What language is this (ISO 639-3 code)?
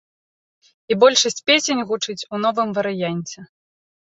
bel